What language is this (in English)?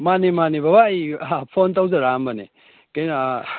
Manipuri